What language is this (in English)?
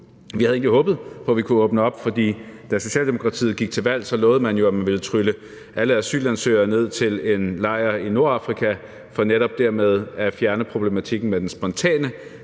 Danish